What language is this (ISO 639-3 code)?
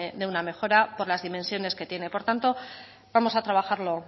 spa